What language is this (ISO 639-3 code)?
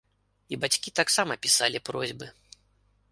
bel